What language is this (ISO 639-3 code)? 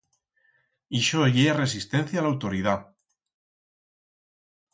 arg